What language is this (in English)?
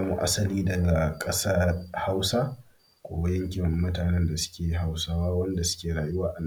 Hausa